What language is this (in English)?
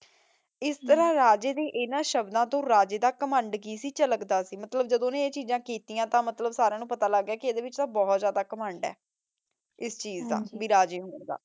Punjabi